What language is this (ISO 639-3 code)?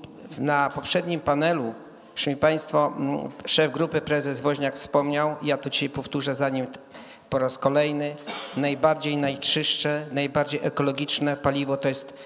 pol